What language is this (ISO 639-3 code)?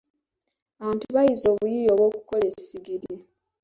lug